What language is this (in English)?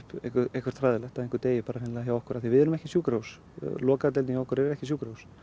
Icelandic